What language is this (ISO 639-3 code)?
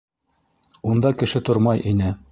bak